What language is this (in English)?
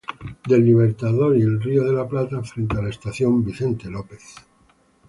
Spanish